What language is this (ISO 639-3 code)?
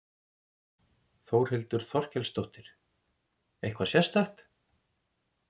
isl